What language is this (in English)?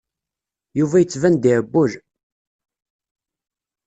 Kabyle